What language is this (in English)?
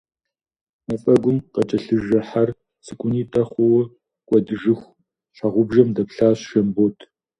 Kabardian